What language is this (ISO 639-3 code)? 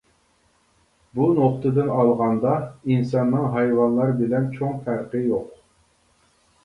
uig